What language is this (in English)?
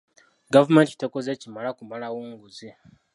Ganda